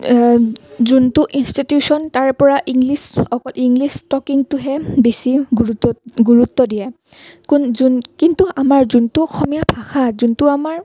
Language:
Assamese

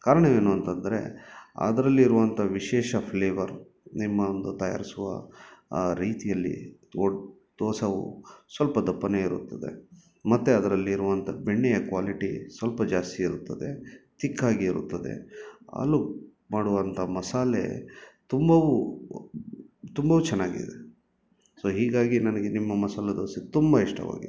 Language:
Kannada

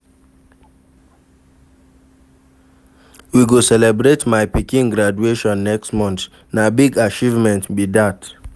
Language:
Nigerian Pidgin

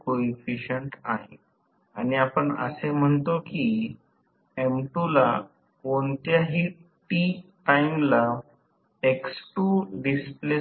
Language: Marathi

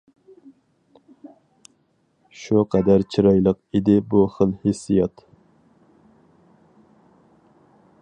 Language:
Uyghur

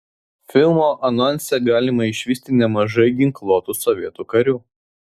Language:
Lithuanian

